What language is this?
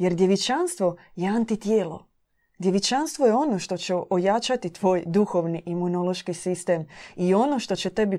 Croatian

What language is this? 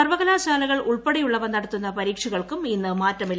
Malayalam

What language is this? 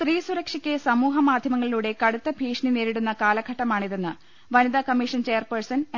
Malayalam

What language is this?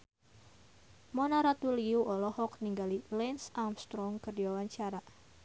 Sundanese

